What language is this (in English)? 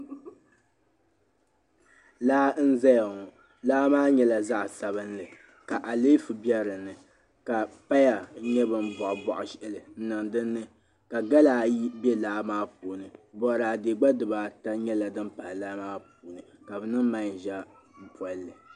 Dagbani